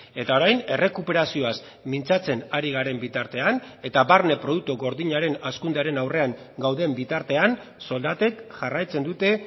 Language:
Basque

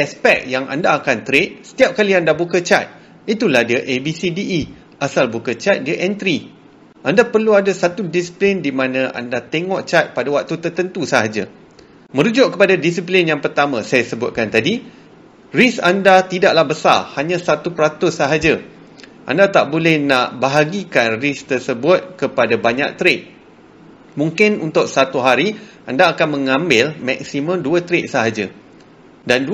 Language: Malay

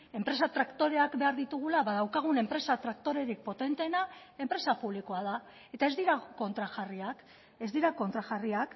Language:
Basque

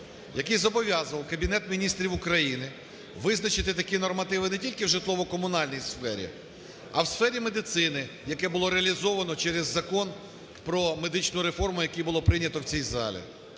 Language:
Ukrainian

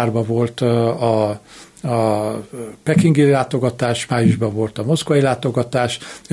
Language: Hungarian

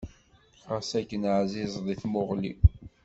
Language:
Kabyle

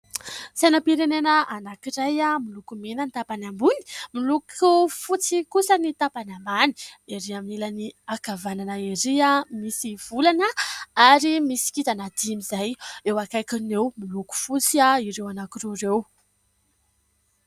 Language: Malagasy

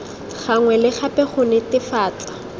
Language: Tswana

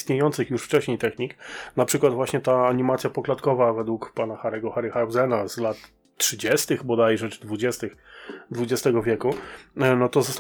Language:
Polish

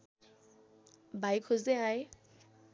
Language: Nepali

